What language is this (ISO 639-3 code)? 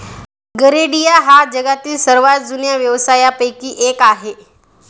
mar